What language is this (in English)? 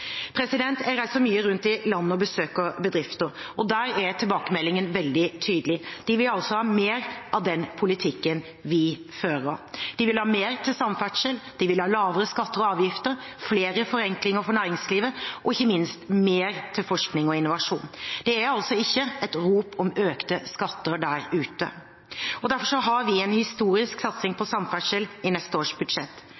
Norwegian Bokmål